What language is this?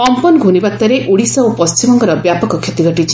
Odia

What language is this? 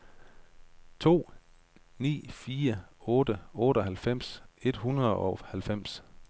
Danish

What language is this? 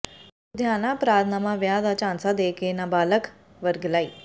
Punjabi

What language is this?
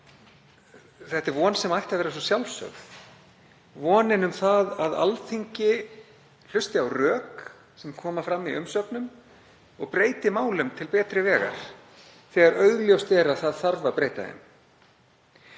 Icelandic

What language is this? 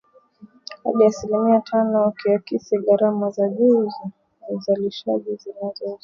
Swahili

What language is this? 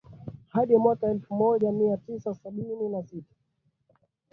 Swahili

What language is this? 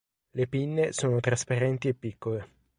Italian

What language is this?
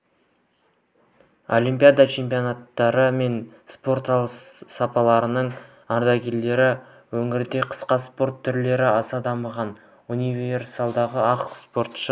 Kazakh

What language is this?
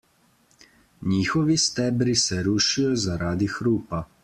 Slovenian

